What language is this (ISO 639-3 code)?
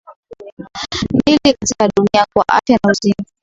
swa